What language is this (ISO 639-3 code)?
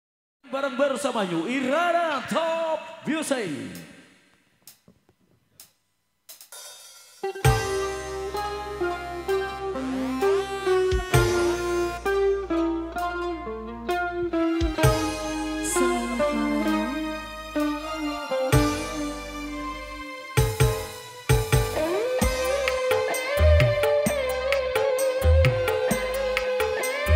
ind